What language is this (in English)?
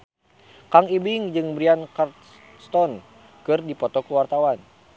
Sundanese